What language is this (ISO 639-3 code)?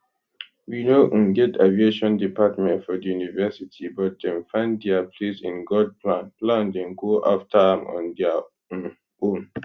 pcm